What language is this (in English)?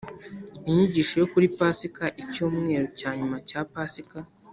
Kinyarwanda